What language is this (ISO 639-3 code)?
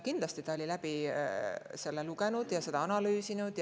est